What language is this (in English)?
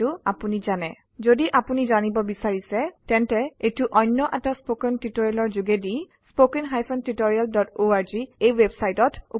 Assamese